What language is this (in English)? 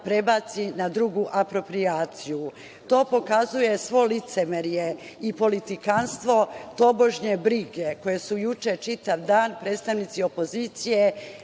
Serbian